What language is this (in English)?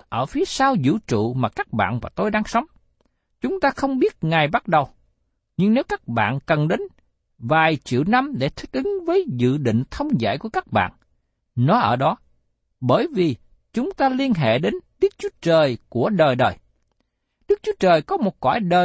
Vietnamese